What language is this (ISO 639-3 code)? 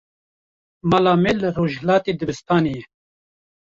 kur